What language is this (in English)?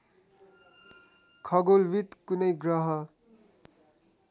Nepali